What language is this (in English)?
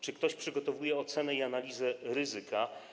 Polish